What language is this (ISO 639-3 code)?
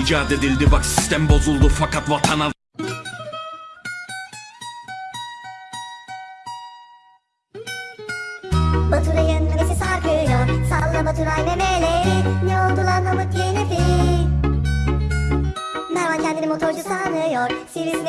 aze